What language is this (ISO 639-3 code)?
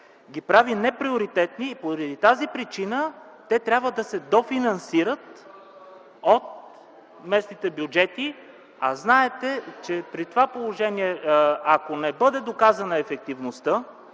bul